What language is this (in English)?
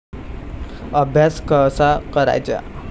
Marathi